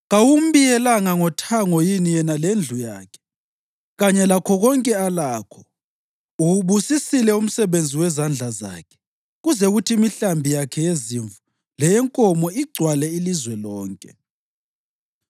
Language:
North Ndebele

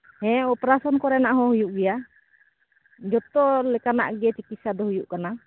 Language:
Santali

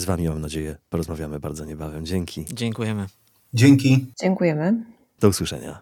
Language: Polish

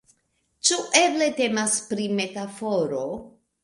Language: Esperanto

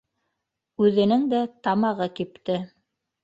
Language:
Bashkir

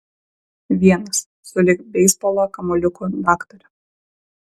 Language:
Lithuanian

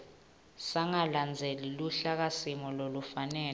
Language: Swati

